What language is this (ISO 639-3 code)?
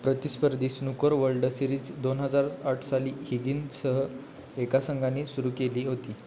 mar